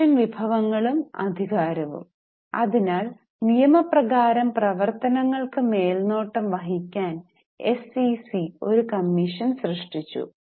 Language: Malayalam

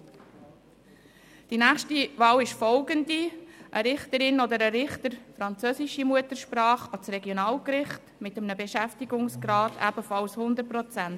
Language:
Swiss German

